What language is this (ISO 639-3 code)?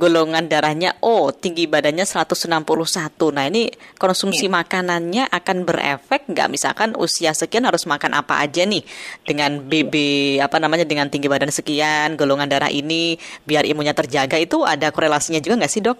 ind